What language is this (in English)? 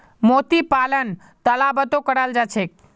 Magahi